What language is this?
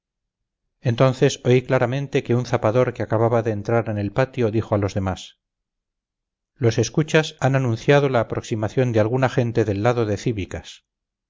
Spanish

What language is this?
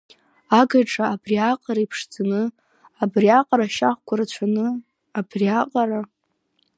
Abkhazian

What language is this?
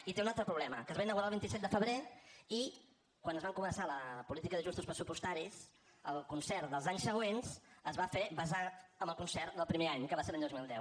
Catalan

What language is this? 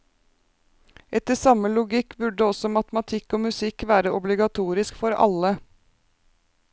Norwegian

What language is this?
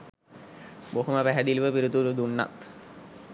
Sinhala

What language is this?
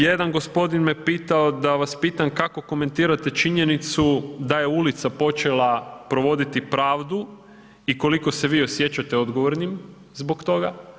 Croatian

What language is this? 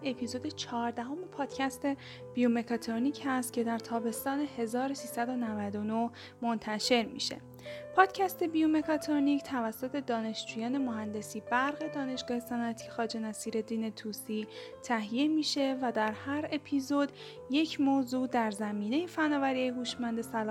Persian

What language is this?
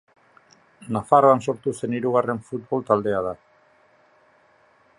Basque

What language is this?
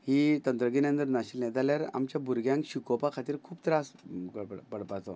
Konkani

